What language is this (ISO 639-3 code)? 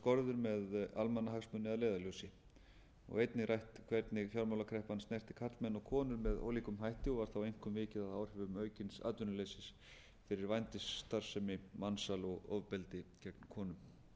isl